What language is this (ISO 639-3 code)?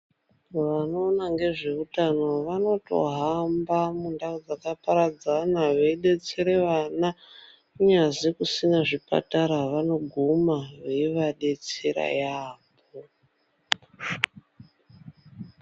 ndc